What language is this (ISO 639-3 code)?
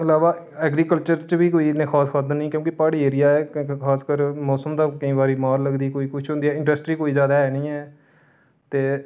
doi